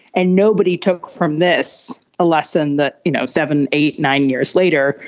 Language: English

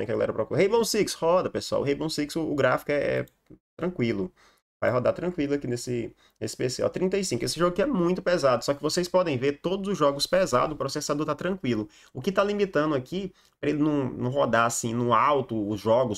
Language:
Portuguese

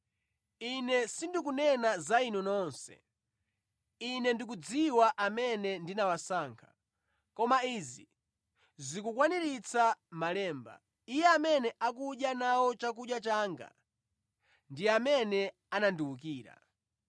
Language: Nyanja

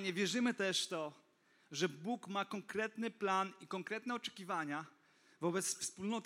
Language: Polish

